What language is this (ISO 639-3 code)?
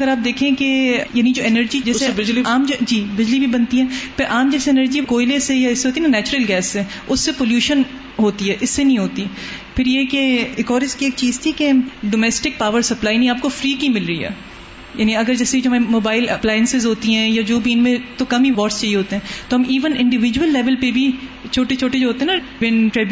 urd